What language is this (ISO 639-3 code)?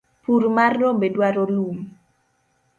luo